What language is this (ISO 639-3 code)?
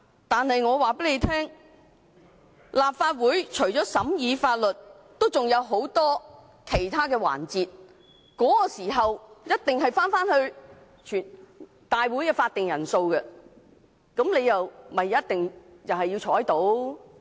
yue